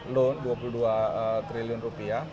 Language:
Indonesian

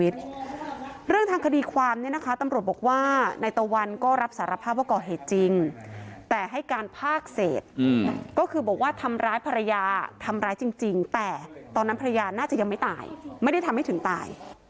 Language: Thai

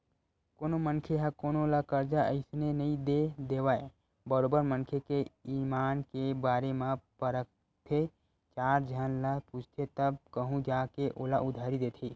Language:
Chhattisgarhi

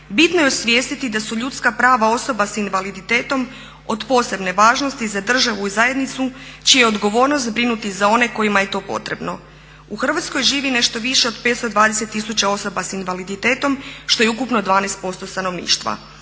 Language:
Croatian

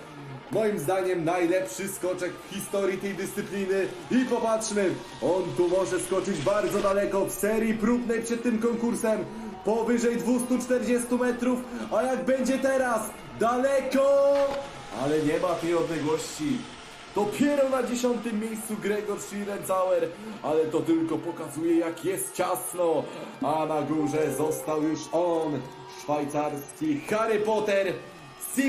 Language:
Polish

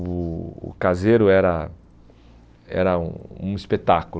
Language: Portuguese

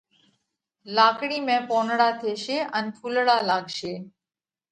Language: Parkari Koli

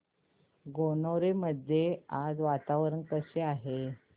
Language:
Marathi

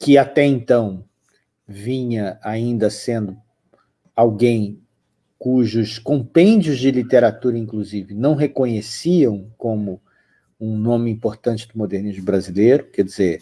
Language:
Portuguese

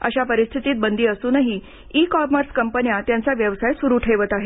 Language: Marathi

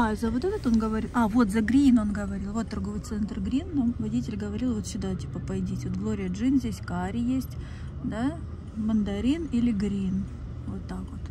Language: Russian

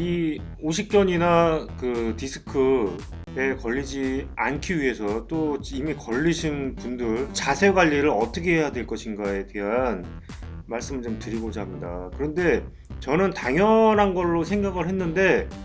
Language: Korean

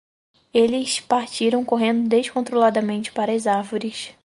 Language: Portuguese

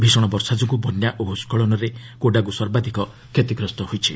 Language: Odia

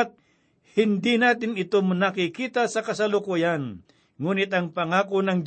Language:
Filipino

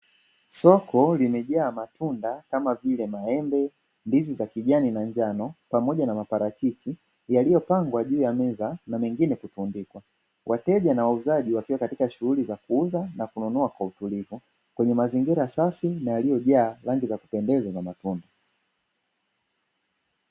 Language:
Swahili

